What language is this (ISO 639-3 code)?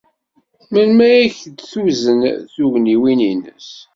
kab